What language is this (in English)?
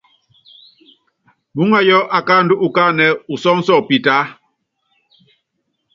Yangben